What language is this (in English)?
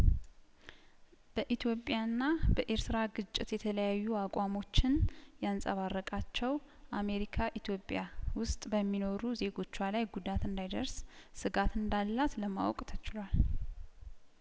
Amharic